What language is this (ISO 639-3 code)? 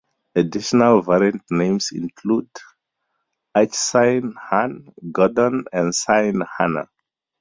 eng